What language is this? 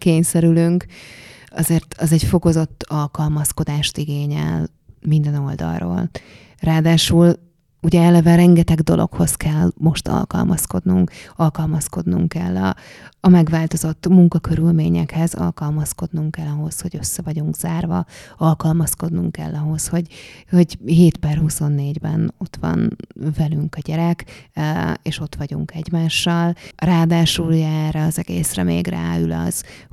Hungarian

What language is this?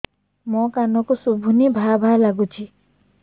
Odia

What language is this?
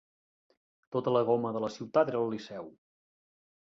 Catalan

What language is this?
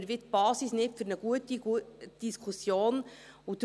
Swiss German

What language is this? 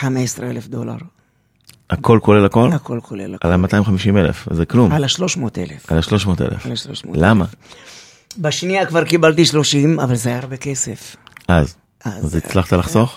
Hebrew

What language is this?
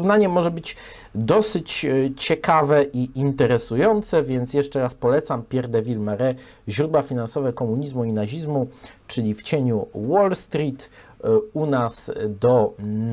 Polish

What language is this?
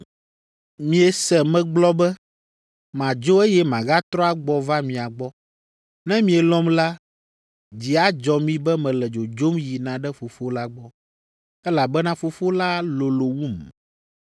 Ewe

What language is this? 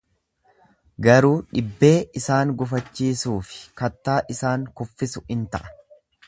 Oromo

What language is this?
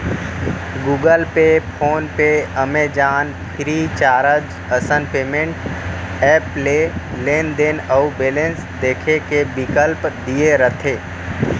Chhattisgarhi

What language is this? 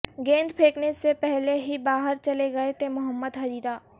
Urdu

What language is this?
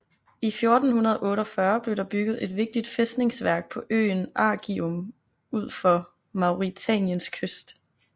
Danish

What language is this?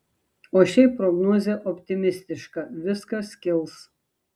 Lithuanian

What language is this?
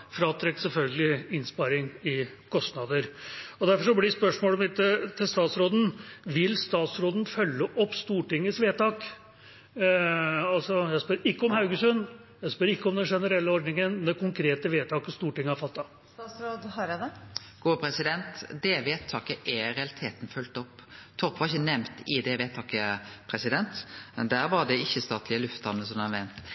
Norwegian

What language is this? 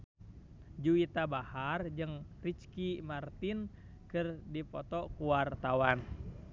Sundanese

